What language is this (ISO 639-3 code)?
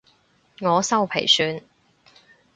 yue